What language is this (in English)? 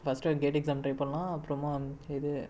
Tamil